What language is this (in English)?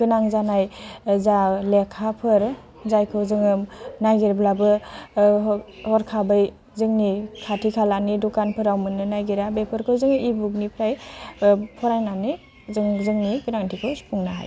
Bodo